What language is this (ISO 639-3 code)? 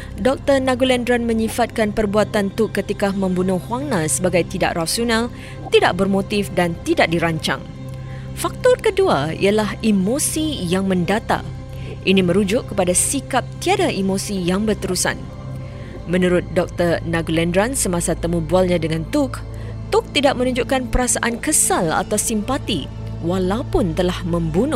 msa